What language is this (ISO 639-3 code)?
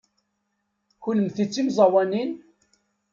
kab